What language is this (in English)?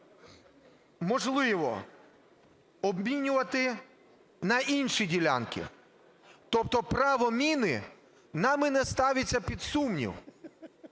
Ukrainian